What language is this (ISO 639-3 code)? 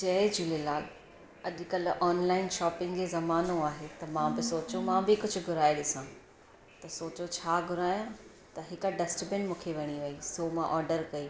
snd